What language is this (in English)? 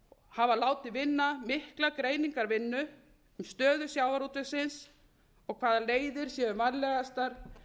Icelandic